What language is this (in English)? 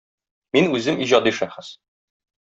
Tatar